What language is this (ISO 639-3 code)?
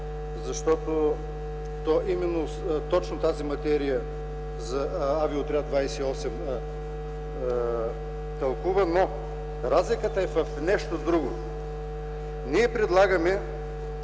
bul